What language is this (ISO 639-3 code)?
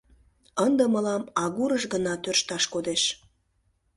chm